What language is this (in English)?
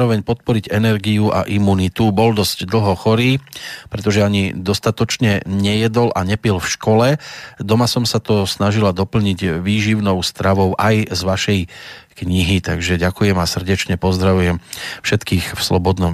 Slovak